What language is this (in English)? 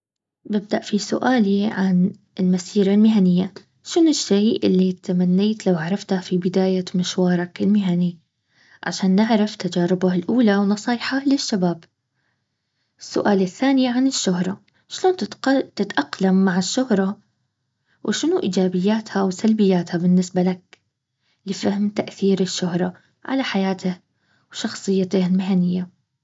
Baharna Arabic